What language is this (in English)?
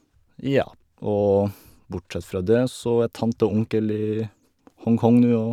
Norwegian